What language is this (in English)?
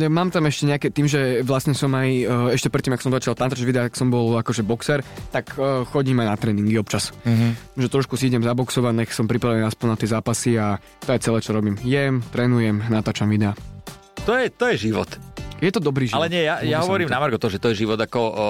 Slovak